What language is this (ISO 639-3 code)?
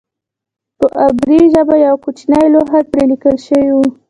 pus